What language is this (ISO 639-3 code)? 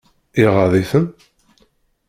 kab